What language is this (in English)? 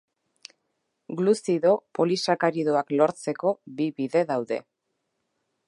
Basque